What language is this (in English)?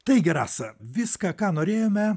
Lithuanian